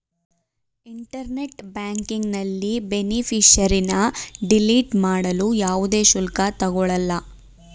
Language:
Kannada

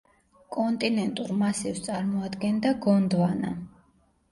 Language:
Georgian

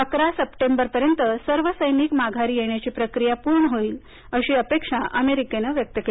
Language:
Marathi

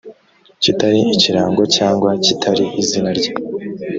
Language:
Kinyarwanda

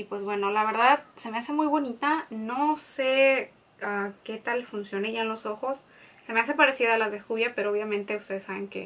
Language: Spanish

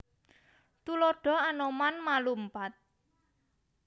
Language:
Javanese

